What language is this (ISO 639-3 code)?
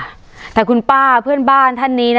tha